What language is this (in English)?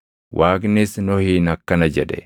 Oromo